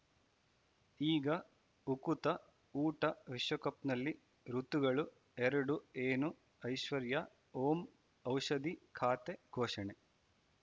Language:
Kannada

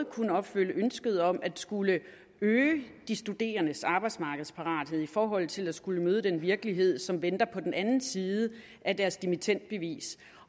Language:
Danish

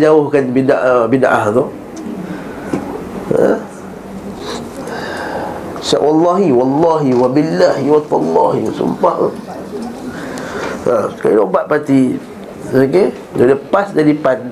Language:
Malay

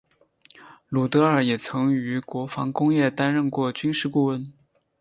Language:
Chinese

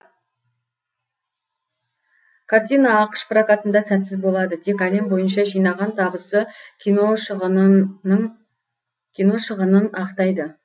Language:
Kazakh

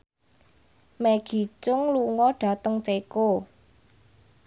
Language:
Javanese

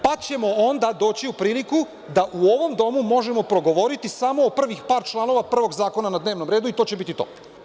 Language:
Serbian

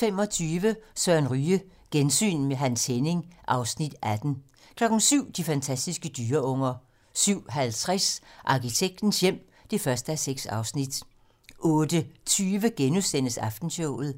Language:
Danish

